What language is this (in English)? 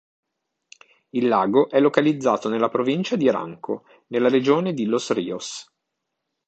Italian